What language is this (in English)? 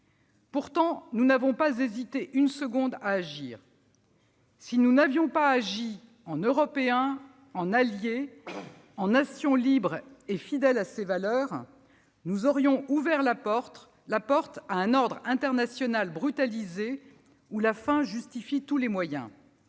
French